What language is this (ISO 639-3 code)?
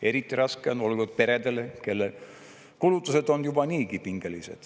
est